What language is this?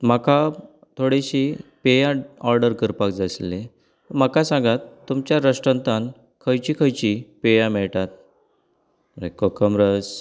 Konkani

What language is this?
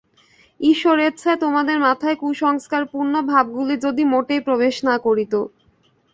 Bangla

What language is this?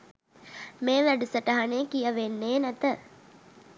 Sinhala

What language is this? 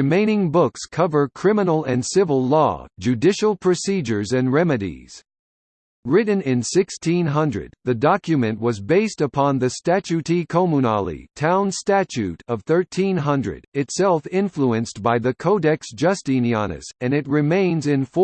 English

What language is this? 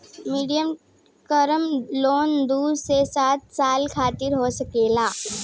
Bhojpuri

